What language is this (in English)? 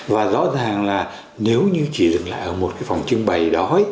Vietnamese